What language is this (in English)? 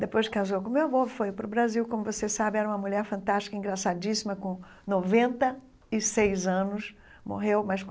Portuguese